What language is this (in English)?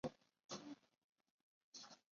Chinese